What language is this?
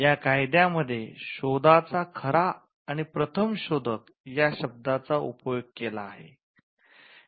Marathi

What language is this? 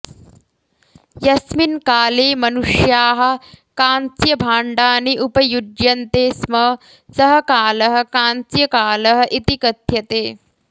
Sanskrit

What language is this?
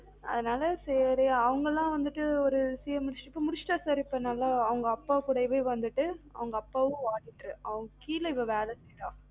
Tamil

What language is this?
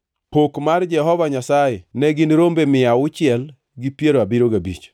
Luo (Kenya and Tanzania)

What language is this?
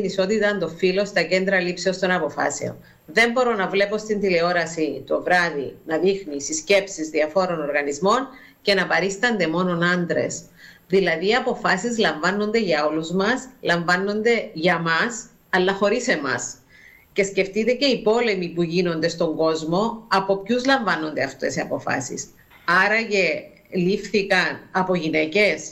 Greek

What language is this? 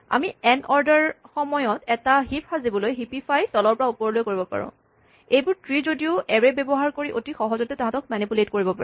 Assamese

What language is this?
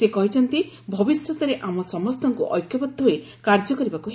Odia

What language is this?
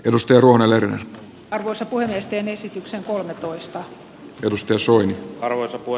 Finnish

